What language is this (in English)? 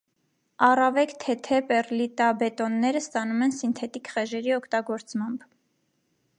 Armenian